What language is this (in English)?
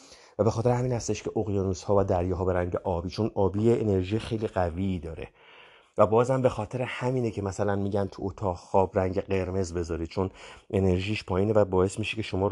Persian